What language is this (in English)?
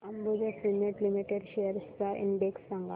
Marathi